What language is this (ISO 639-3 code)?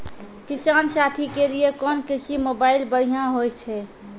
mai